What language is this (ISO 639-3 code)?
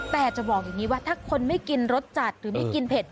tha